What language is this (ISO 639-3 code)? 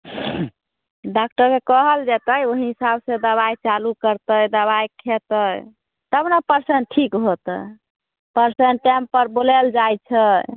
mai